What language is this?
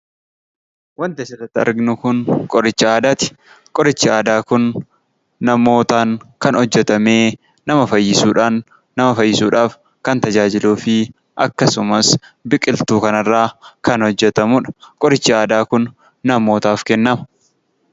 Oromo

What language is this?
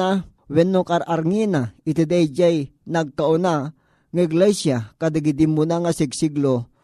Filipino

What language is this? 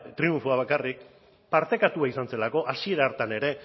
Basque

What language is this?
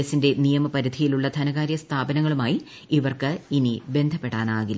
Malayalam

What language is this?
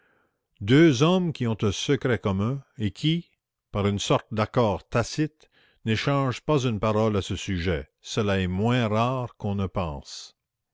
French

